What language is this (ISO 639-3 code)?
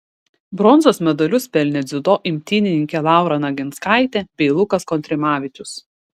lit